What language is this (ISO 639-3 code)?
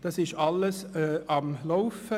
gsw